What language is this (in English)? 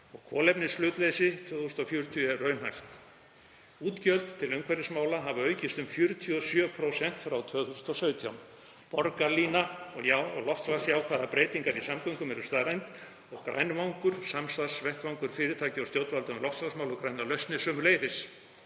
Icelandic